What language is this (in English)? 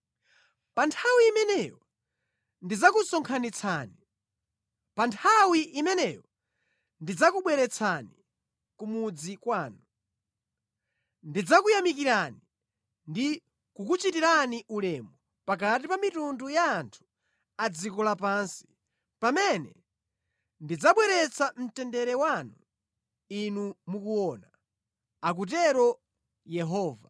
Nyanja